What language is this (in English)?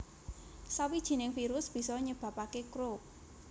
Javanese